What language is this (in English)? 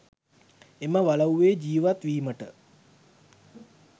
Sinhala